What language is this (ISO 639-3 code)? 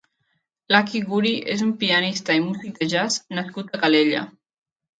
cat